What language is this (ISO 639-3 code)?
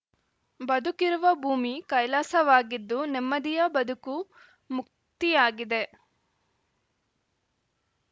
kan